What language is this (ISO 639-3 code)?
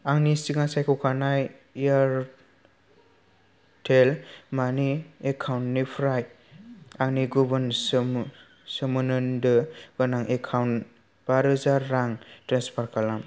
brx